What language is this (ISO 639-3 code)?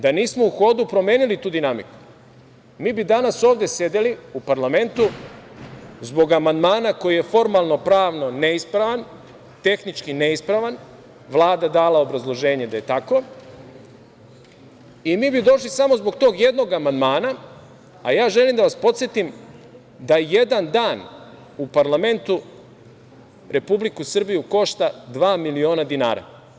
srp